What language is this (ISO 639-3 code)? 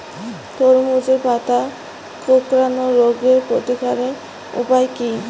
ben